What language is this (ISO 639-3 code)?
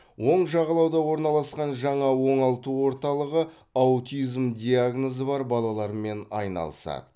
kaz